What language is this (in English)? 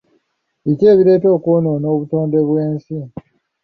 Ganda